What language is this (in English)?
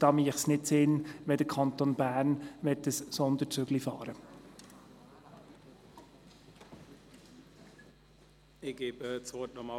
Swiss German